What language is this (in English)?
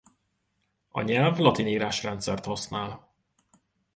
Hungarian